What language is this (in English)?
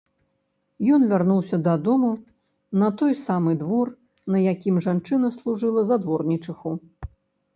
Belarusian